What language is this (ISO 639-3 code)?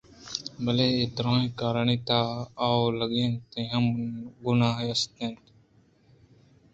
bgp